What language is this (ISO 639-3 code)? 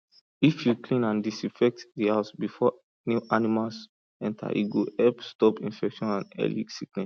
pcm